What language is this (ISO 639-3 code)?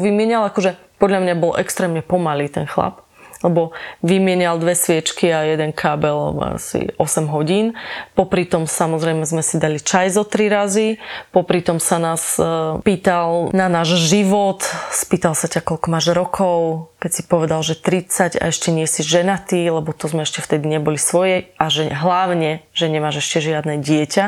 slk